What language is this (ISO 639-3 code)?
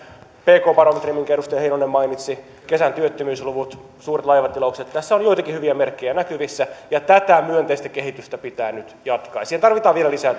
fin